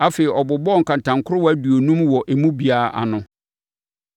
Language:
Akan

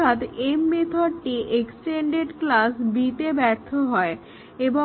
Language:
Bangla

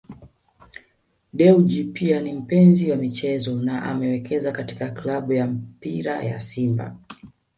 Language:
Swahili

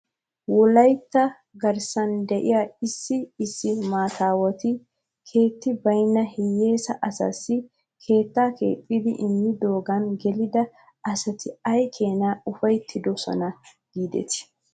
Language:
Wolaytta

